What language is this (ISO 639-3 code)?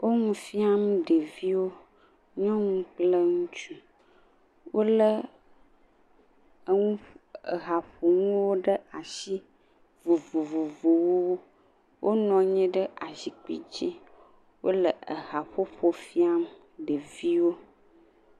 ewe